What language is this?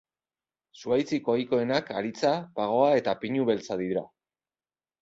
Basque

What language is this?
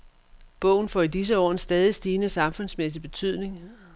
Danish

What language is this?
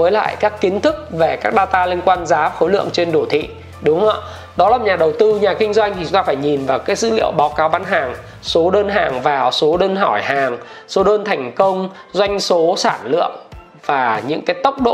Vietnamese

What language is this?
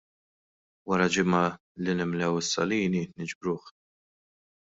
Maltese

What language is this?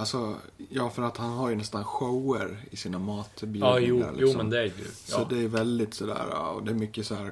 Swedish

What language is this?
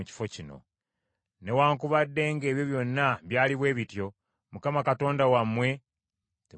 Ganda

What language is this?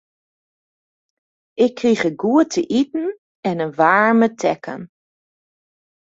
Western Frisian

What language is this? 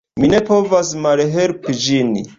Esperanto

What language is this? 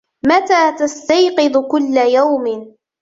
Arabic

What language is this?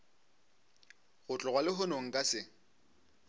Northern Sotho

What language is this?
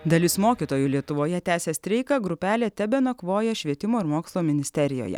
Lithuanian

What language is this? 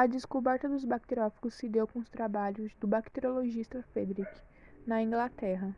Portuguese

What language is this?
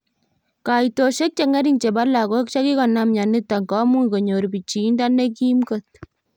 Kalenjin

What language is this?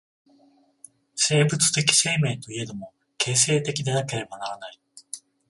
Japanese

